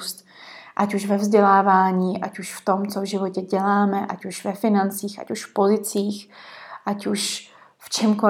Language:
Czech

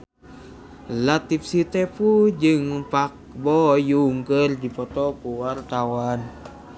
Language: Sundanese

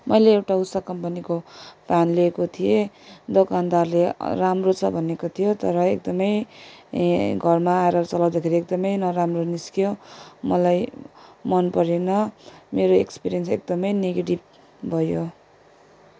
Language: Nepali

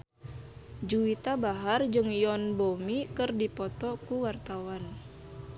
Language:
Sundanese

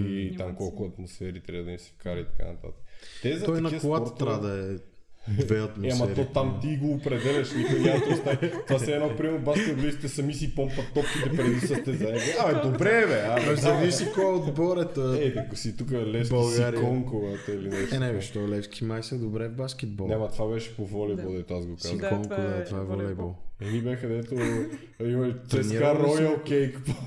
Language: Bulgarian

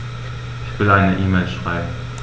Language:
German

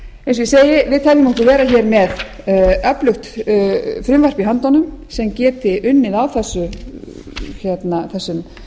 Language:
Icelandic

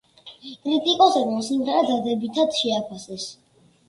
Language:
Georgian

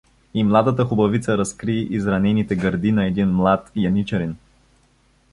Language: Bulgarian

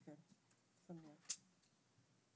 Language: Hebrew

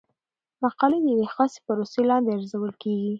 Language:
Pashto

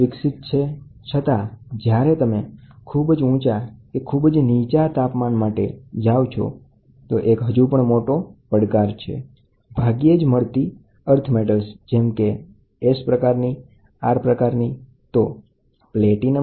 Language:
Gujarati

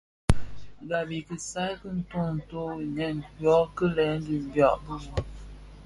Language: Bafia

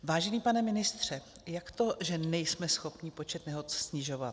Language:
Czech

